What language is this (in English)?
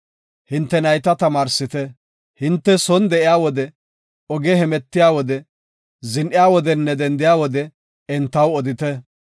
Gofa